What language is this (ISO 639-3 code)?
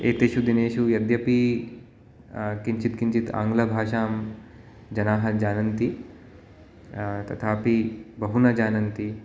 san